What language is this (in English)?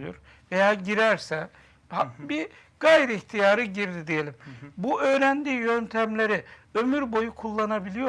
Turkish